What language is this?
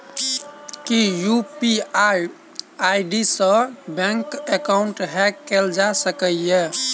Maithili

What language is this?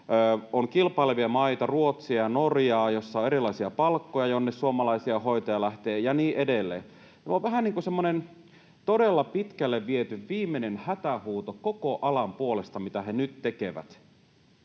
Finnish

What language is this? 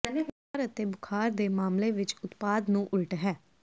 Punjabi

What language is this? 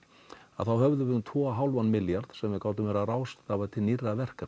Icelandic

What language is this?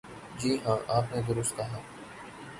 Urdu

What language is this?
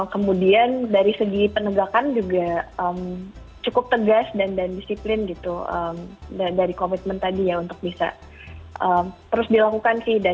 Indonesian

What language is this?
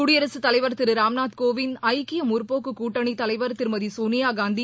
Tamil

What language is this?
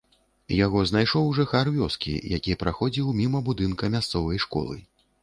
Belarusian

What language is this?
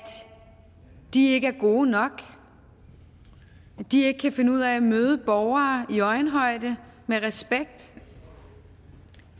Danish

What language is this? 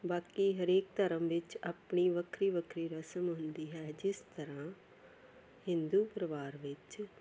Punjabi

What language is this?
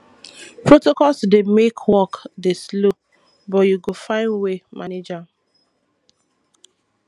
Nigerian Pidgin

